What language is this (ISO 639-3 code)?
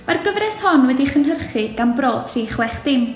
cym